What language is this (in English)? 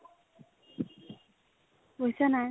Assamese